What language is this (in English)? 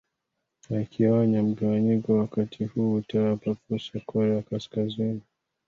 Swahili